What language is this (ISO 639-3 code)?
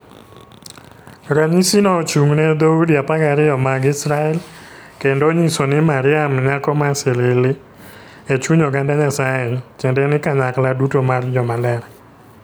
luo